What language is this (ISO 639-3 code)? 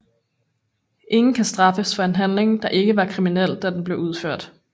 dan